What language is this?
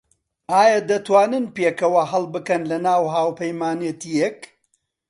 Central Kurdish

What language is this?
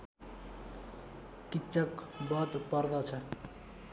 Nepali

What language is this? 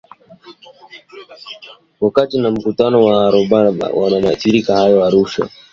Swahili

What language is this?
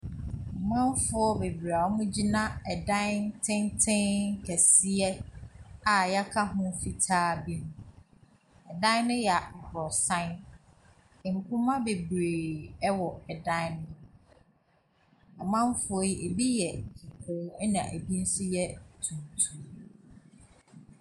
Akan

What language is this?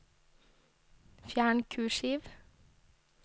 Norwegian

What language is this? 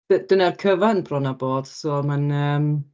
Welsh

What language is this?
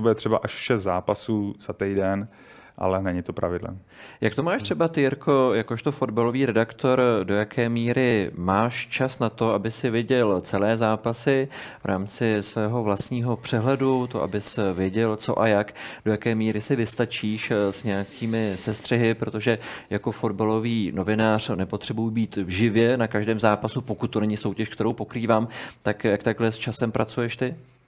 Czech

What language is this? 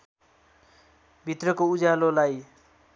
Nepali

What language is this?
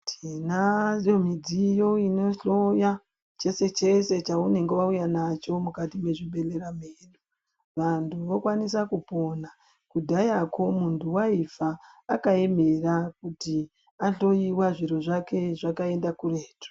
Ndau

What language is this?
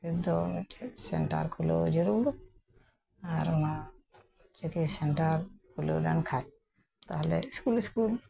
Santali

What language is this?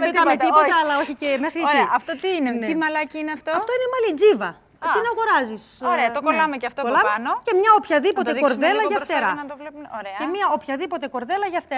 Greek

